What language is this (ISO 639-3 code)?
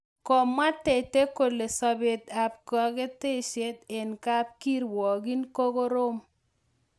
kln